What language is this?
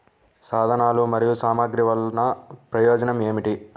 Telugu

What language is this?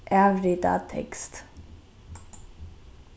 Faroese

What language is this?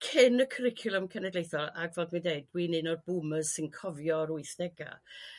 Welsh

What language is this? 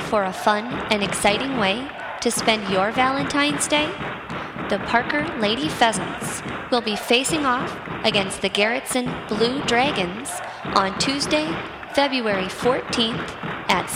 English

